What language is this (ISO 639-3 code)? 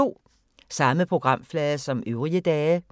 dan